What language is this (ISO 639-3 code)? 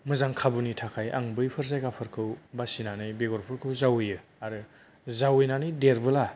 brx